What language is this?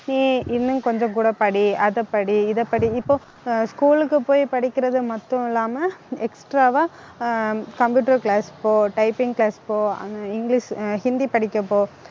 Tamil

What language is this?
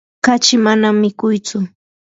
Yanahuanca Pasco Quechua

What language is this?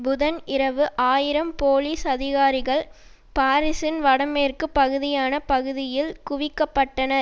Tamil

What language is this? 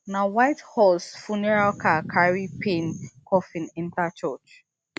Nigerian Pidgin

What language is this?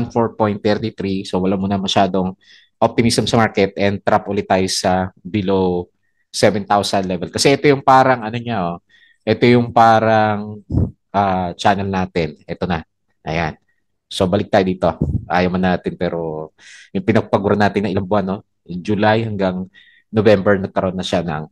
Filipino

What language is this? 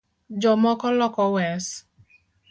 Luo (Kenya and Tanzania)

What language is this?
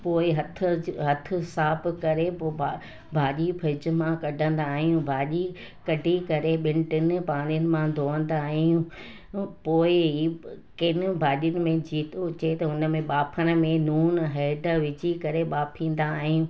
Sindhi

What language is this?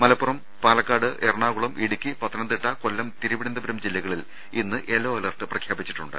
Malayalam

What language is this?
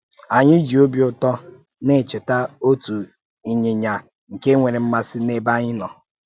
Igbo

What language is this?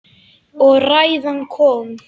Icelandic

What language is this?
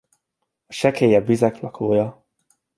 Hungarian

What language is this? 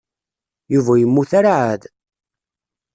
Kabyle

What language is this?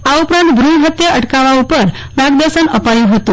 Gujarati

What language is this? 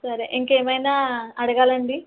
Telugu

